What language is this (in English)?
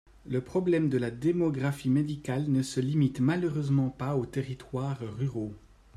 French